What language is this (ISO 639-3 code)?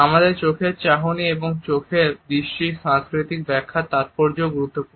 ben